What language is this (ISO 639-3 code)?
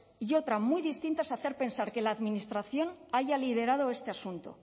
spa